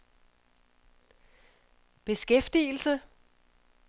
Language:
Danish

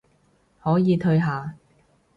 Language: Cantonese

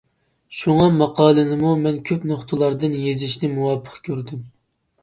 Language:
Uyghur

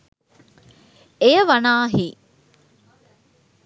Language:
Sinhala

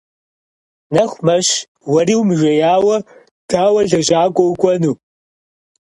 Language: Kabardian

